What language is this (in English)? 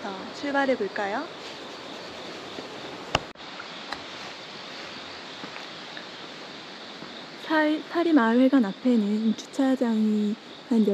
Korean